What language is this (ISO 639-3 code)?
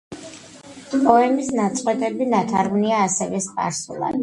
kat